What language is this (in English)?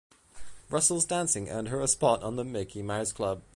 English